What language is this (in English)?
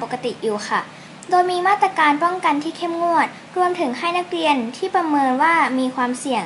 Thai